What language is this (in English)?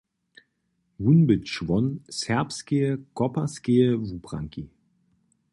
Upper Sorbian